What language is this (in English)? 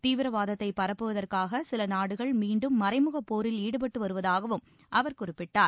Tamil